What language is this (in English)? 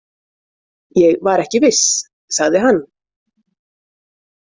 Icelandic